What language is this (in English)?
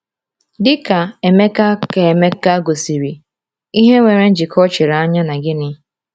Igbo